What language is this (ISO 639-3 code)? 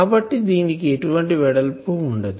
tel